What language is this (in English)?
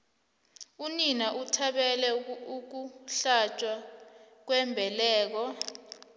South Ndebele